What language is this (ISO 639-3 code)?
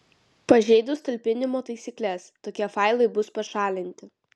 lit